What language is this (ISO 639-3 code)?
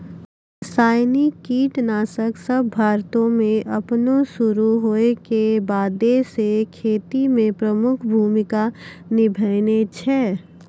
mai